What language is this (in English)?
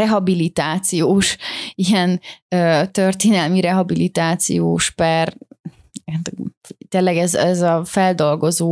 Hungarian